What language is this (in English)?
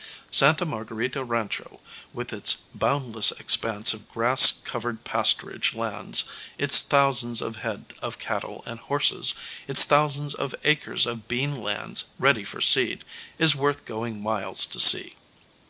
English